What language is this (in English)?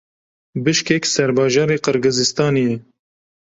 Kurdish